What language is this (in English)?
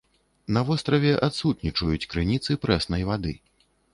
Belarusian